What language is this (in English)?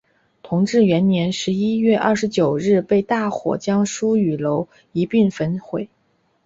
Chinese